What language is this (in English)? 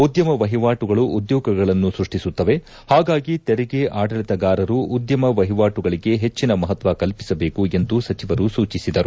Kannada